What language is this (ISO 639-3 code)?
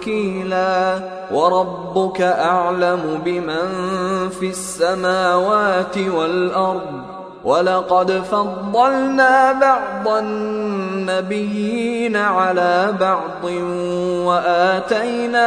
ara